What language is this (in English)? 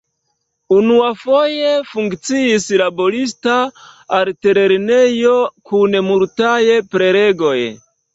Esperanto